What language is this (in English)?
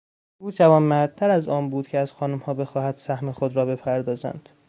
Persian